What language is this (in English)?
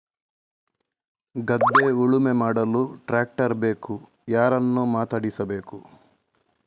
Kannada